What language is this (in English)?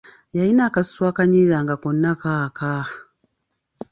Ganda